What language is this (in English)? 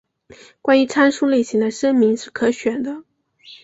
Chinese